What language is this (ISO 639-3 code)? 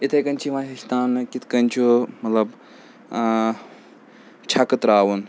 kas